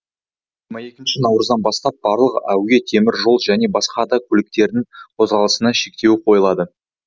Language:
Kazakh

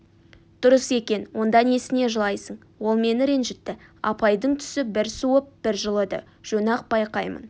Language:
Kazakh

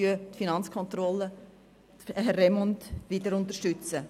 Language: Swiss German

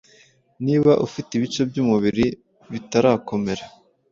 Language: Kinyarwanda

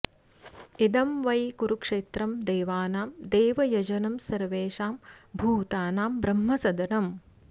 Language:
Sanskrit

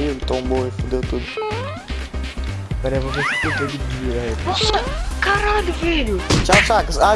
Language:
Portuguese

